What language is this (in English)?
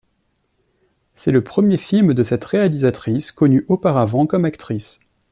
French